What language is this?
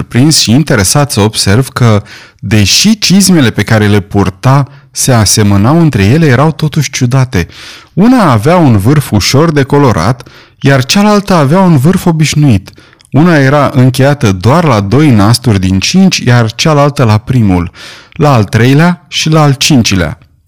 Romanian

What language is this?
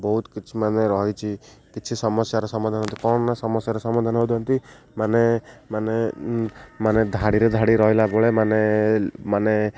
Odia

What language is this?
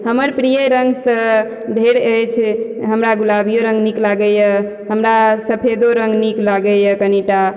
Maithili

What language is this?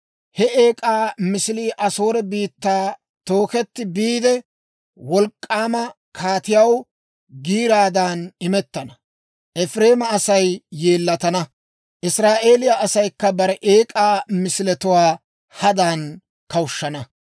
Dawro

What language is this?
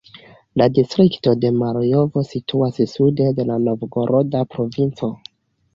Esperanto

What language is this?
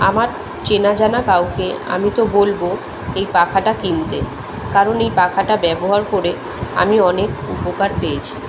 Bangla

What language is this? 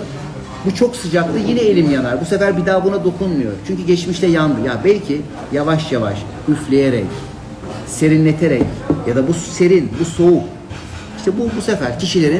Turkish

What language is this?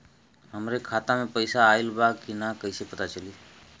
Bhojpuri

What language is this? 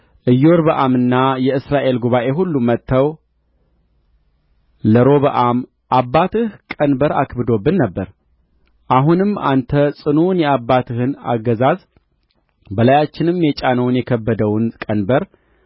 Amharic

